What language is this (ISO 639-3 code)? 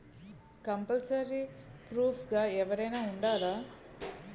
tel